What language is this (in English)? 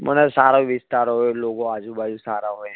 Gujarati